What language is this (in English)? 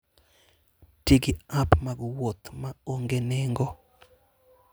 Luo (Kenya and Tanzania)